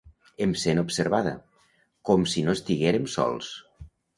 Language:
Catalan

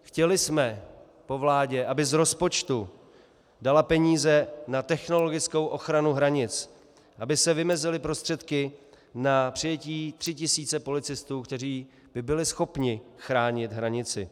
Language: Czech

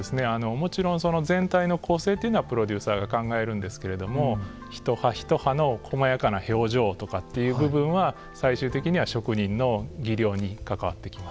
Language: Japanese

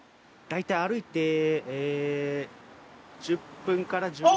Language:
Japanese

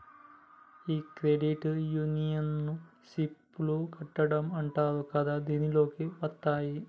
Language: Telugu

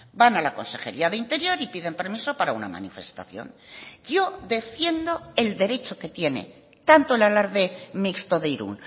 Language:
Spanish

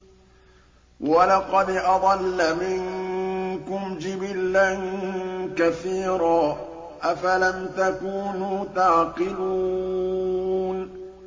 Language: Arabic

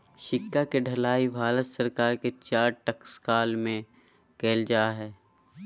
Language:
Magahi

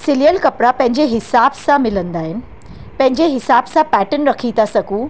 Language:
Sindhi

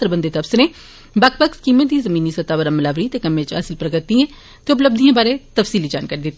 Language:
Dogri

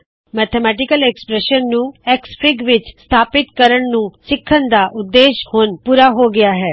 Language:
Punjabi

